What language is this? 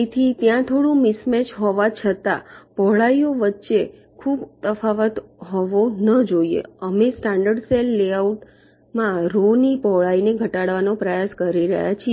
Gujarati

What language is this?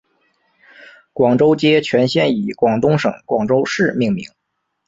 Chinese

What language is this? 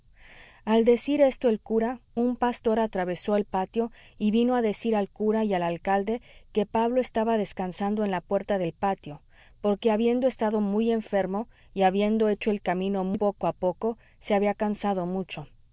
Spanish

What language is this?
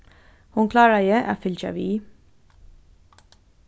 Faroese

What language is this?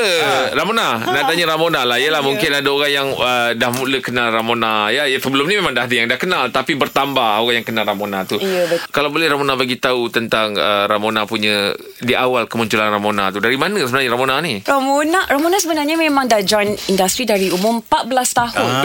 Malay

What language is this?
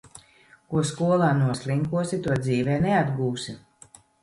Latvian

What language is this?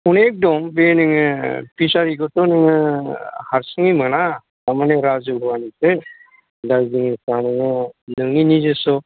Bodo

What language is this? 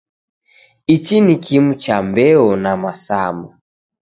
Taita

